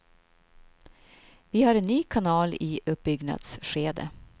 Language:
Swedish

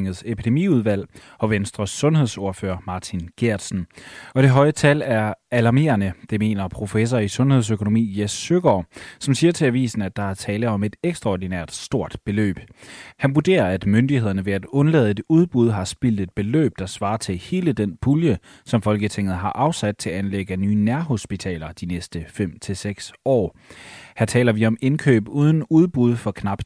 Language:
Danish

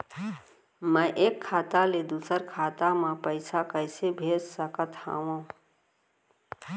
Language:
Chhattisgarhi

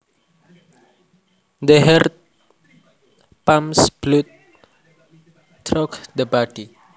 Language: Javanese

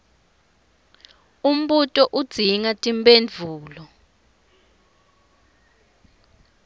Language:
Swati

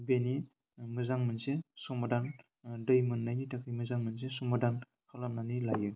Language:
Bodo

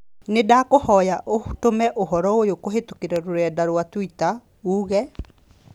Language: Kikuyu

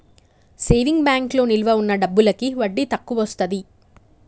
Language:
Telugu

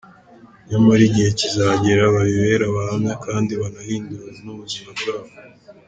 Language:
Kinyarwanda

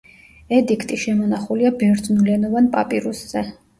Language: Georgian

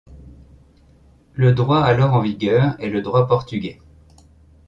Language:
French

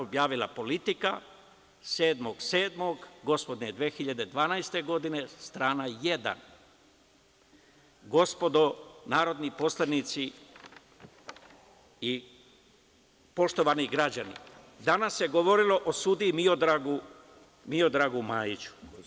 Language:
Serbian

